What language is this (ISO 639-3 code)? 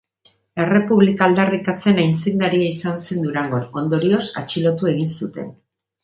eus